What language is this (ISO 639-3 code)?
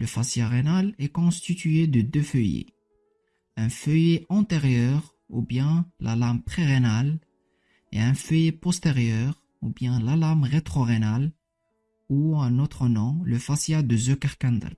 fra